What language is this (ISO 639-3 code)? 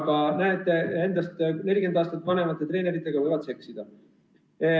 est